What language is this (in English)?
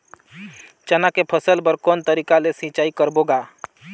Chhattisgarhi